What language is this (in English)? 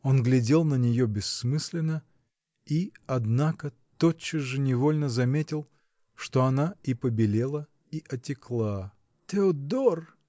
Russian